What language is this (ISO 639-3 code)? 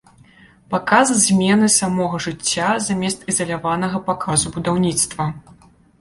bel